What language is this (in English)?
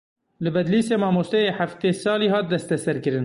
Kurdish